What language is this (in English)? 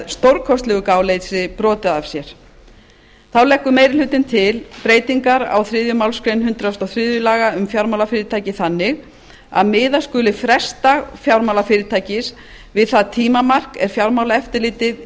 Icelandic